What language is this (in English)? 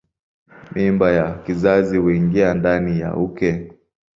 Swahili